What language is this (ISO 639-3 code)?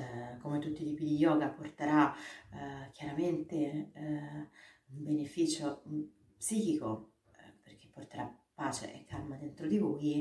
ita